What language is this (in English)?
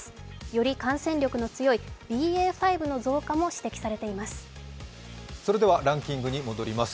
Japanese